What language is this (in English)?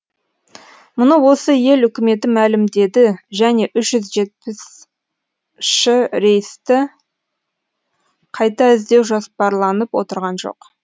Kazakh